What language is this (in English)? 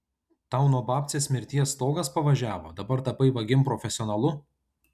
Lithuanian